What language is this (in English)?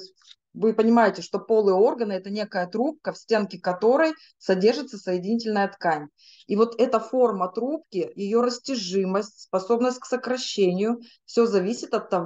Russian